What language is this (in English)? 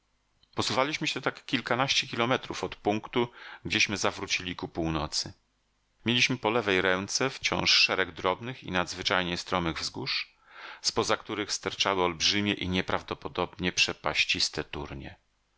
Polish